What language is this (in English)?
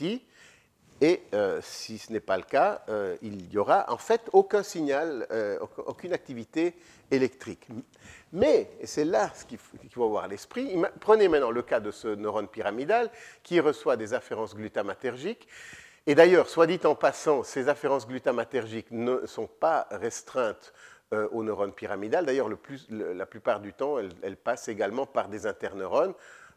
French